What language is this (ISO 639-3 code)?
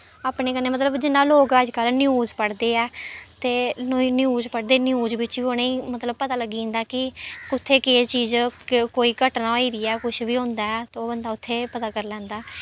doi